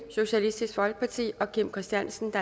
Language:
Danish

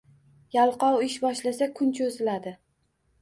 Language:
Uzbek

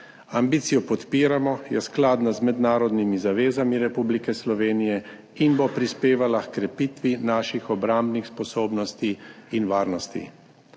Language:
Slovenian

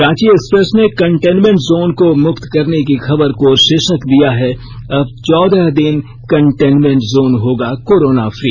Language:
Hindi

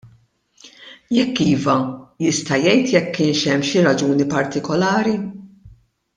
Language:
Maltese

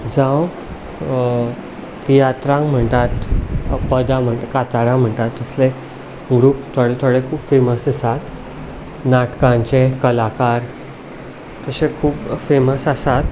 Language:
Konkani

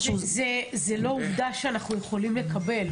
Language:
Hebrew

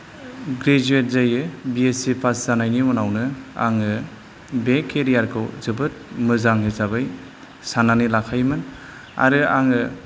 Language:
Bodo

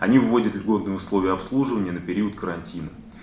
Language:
Russian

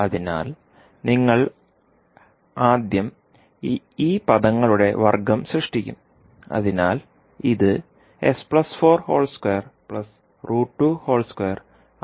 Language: Malayalam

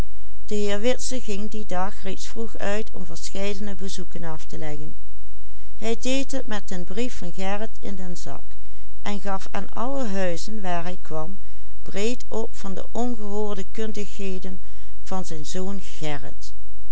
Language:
Dutch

